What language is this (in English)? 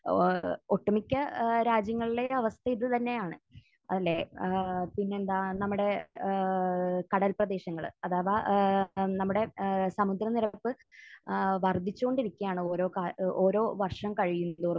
Malayalam